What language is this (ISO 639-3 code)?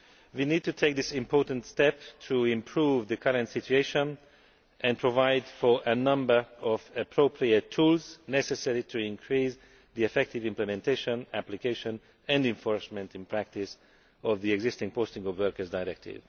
eng